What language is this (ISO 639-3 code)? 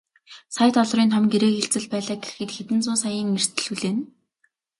mon